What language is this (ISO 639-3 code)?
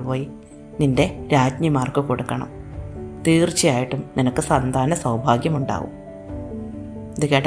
mal